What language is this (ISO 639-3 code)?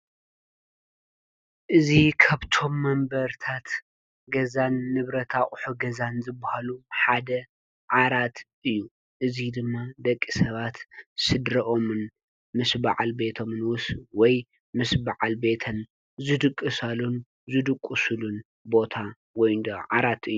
tir